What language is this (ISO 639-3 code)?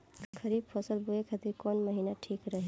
bho